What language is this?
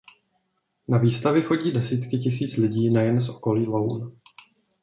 Czech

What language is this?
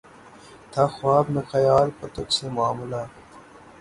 Urdu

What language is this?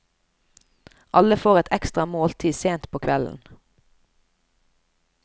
Norwegian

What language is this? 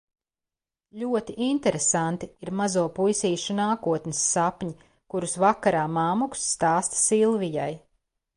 Latvian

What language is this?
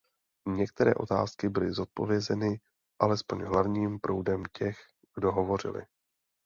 Czech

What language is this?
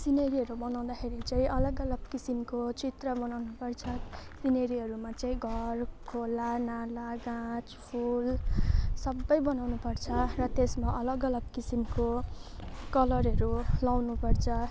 Nepali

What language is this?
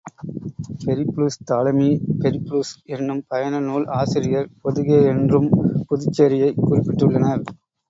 Tamil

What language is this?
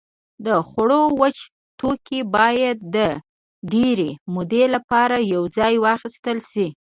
Pashto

